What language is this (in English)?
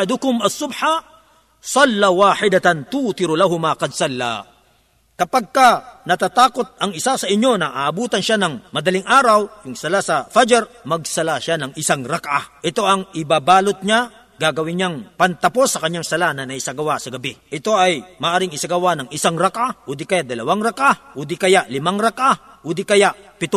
Filipino